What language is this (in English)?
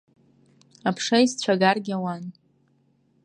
Abkhazian